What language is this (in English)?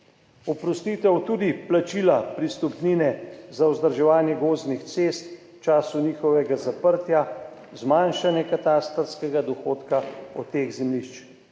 Slovenian